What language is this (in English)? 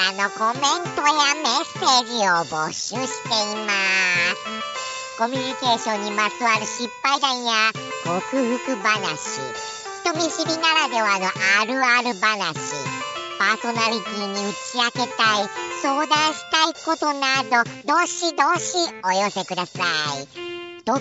Japanese